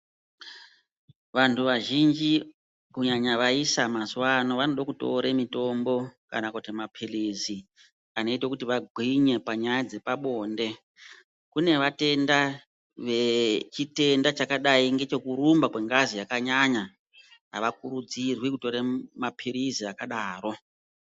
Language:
Ndau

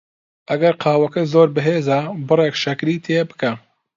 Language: Central Kurdish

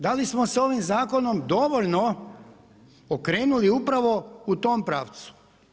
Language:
Croatian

